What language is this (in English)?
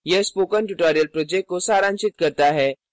Hindi